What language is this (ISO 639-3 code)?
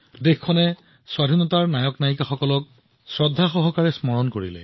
asm